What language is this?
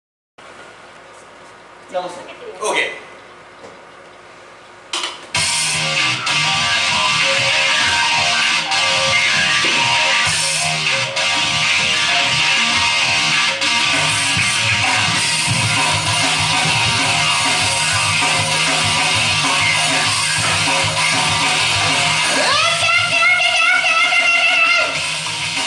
Japanese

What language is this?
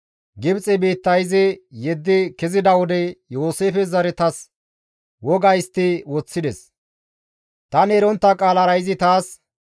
Gamo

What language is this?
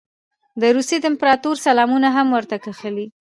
Pashto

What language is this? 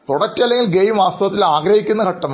Malayalam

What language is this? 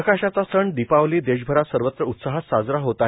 Marathi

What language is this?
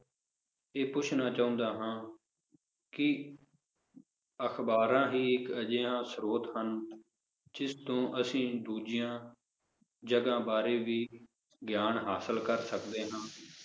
Punjabi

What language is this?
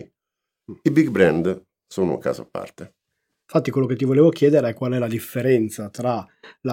Italian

